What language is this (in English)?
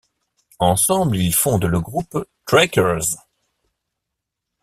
French